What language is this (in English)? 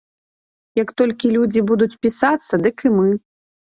Belarusian